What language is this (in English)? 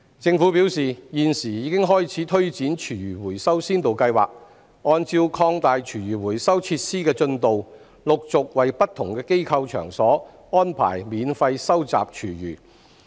Cantonese